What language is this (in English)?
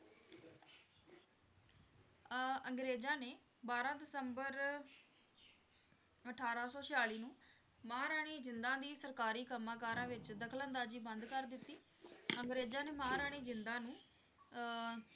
Punjabi